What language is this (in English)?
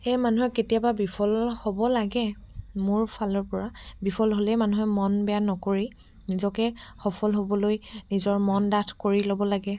Assamese